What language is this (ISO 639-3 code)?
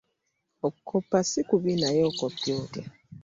lug